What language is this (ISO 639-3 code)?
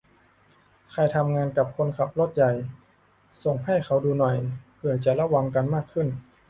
tha